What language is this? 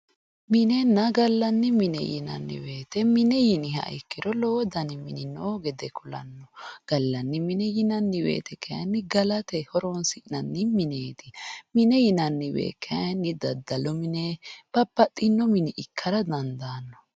Sidamo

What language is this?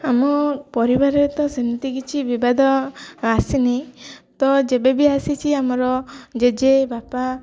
Odia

